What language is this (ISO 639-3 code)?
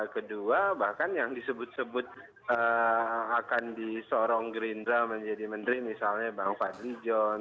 ind